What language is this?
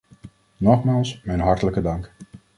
Dutch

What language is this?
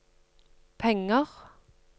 Norwegian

